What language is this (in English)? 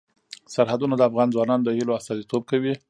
Pashto